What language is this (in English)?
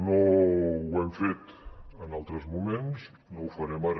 Catalan